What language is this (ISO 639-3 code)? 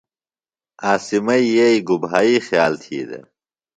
phl